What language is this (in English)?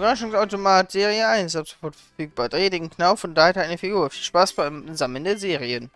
German